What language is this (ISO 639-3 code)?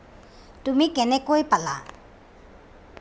asm